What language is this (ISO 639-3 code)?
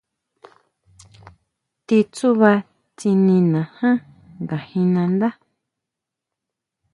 mau